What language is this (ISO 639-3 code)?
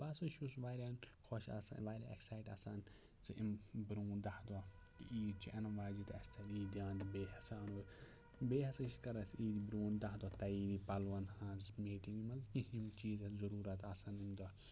kas